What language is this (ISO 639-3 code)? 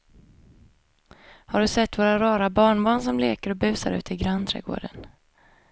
swe